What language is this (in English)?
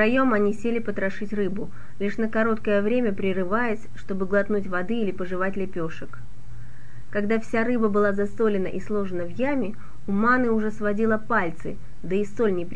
Russian